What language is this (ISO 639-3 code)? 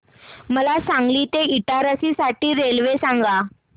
mar